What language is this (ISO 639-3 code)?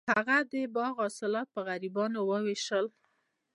pus